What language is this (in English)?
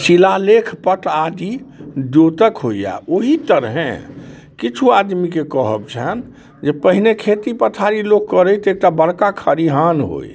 Maithili